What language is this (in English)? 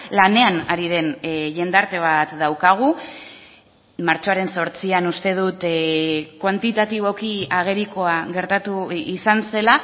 Basque